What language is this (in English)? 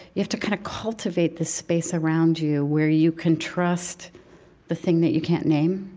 English